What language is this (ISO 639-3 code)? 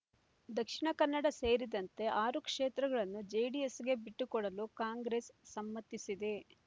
kan